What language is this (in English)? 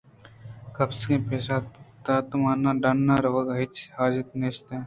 Eastern Balochi